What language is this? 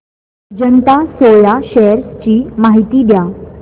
Marathi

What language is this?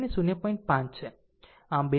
Gujarati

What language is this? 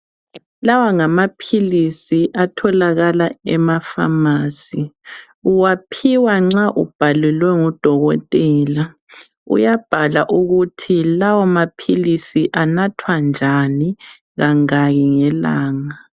North Ndebele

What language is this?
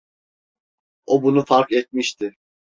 Turkish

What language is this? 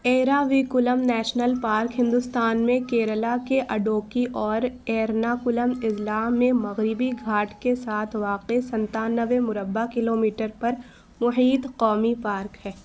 Urdu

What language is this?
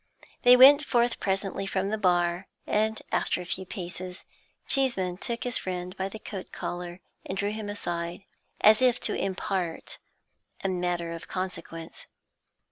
English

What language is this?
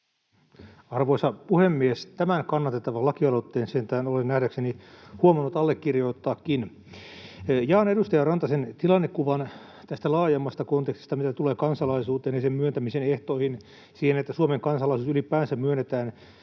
Finnish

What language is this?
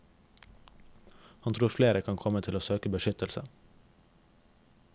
Norwegian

